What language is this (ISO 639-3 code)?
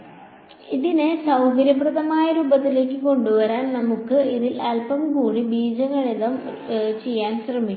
mal